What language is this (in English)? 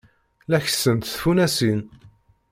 Kabyle